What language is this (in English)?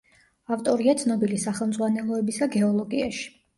Georgian